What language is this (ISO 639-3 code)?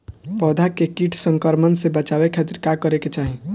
bho